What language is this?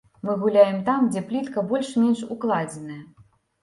Belarusian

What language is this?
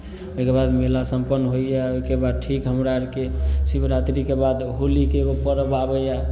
Maithili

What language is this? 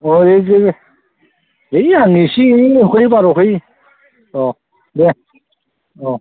Bodo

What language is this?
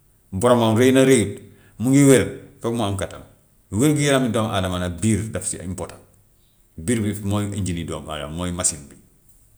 Gambian Wolof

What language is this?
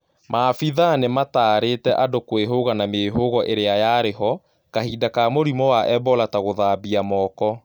Kikuyu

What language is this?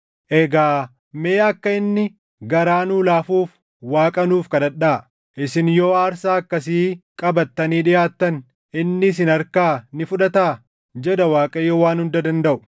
Oromo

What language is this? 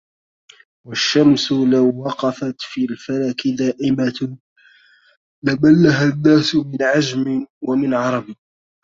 Arabic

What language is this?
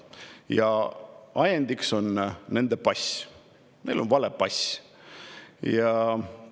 Estonian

